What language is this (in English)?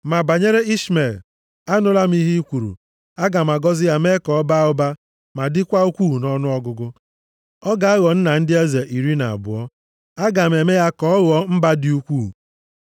Igbo